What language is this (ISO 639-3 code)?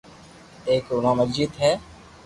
lrk